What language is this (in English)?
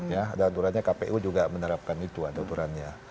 Indonesian